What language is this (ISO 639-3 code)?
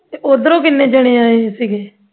pan